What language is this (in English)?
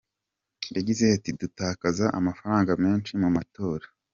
Kinyarwanda